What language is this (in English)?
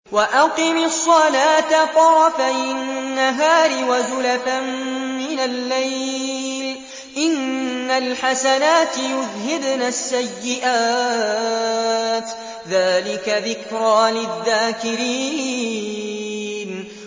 Arabic